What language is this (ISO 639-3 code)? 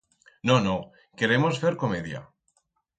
arg